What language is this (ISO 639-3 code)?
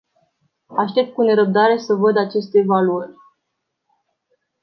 ron